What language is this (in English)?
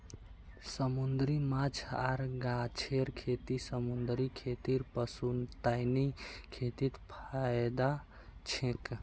Magahi